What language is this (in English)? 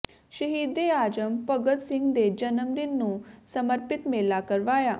Punjabi